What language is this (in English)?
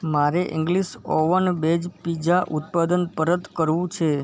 Gujarati